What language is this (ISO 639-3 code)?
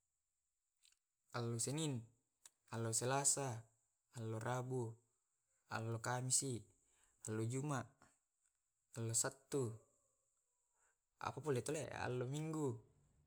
rob